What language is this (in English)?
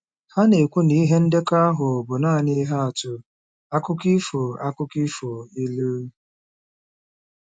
Igbo